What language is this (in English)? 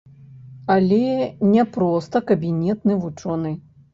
Belarusian